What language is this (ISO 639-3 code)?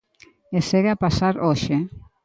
glg